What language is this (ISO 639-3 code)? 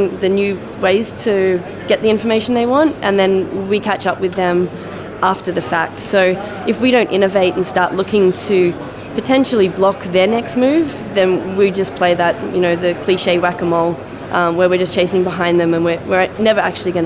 eng